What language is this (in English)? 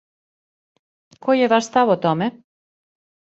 Serbian